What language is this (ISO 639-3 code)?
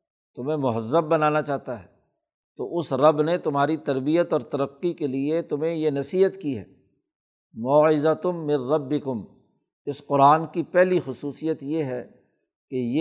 urd